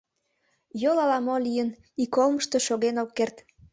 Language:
Mari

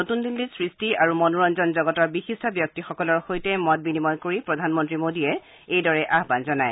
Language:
Assamese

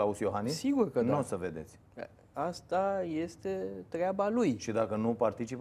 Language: Romanian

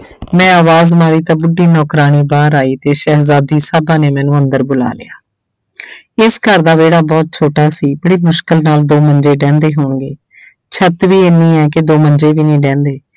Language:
Punjabi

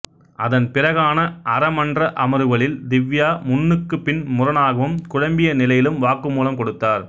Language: Tamil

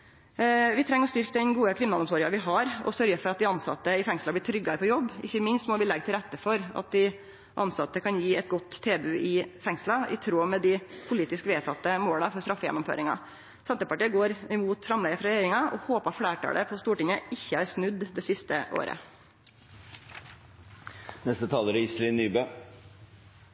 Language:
Norwegian Nynorsk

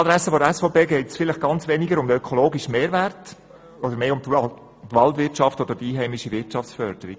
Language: Swiss German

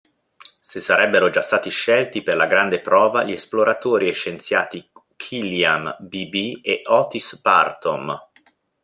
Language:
Italian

